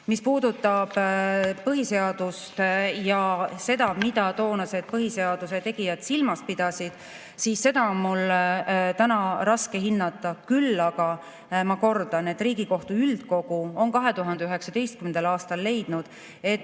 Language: Estonian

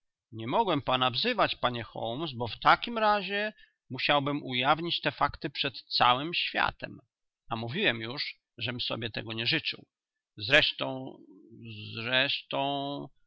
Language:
Polish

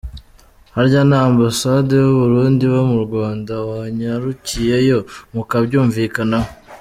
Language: Kinyarwanda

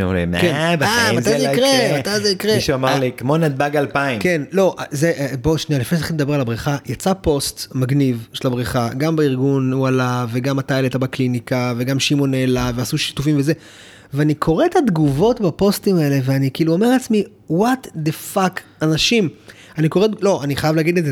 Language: Hebrew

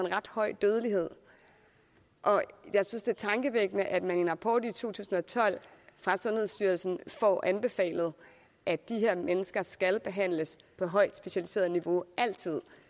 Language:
Danish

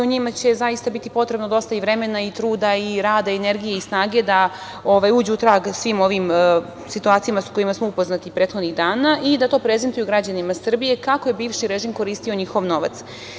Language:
Serbian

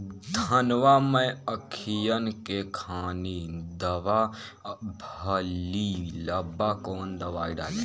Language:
Bhojpuri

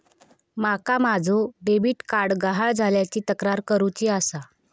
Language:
Marathi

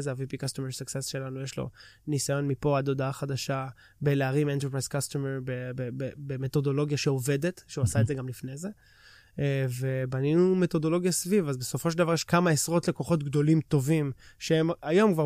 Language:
Hebrew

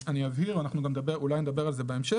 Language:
Hebrew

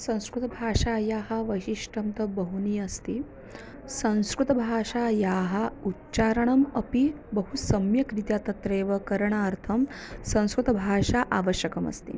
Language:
Sanskrit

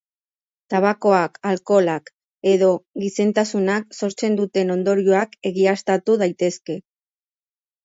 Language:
Basque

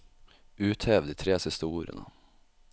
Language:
Norwegian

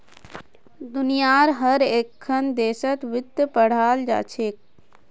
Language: Magahi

